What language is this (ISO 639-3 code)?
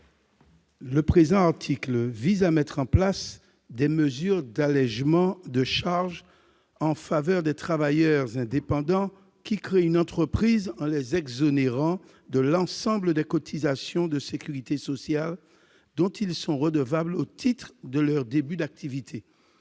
fra